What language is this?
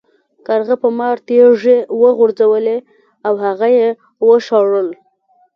Pashto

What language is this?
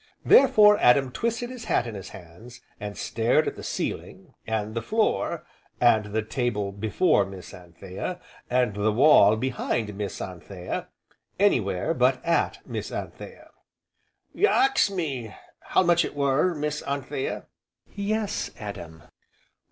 English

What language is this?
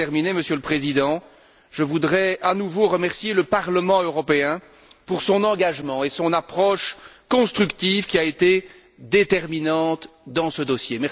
French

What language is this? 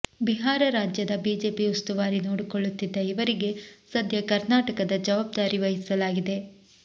Kannada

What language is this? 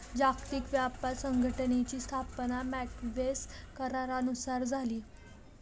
Marathi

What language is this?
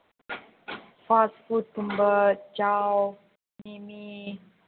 Manipuri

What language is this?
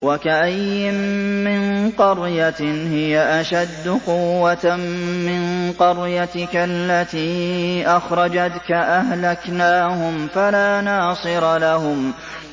Arabic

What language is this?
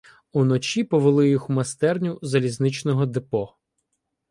Ukrainian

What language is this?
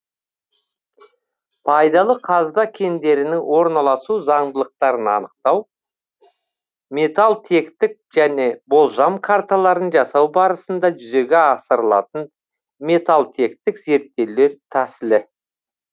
Kazakh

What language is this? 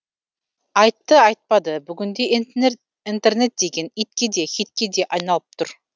Kazakh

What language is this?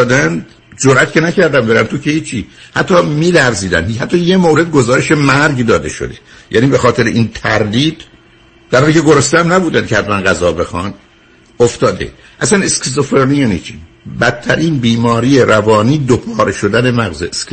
Persian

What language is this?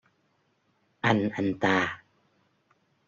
Vietnamese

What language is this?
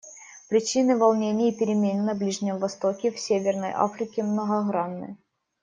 Russian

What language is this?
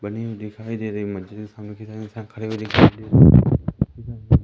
Hindi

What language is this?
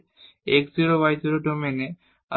Bangla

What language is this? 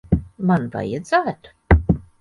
Latvian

